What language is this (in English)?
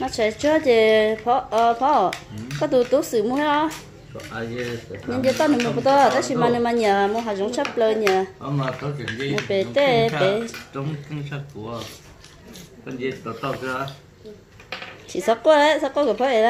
Vietnamese